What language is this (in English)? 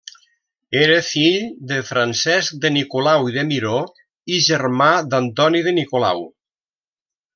Catalan